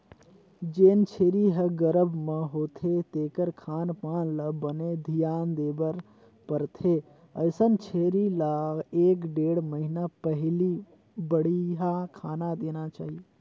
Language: Chhattisgarhi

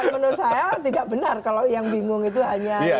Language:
Indonesian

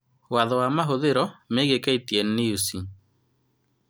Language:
Kikuyu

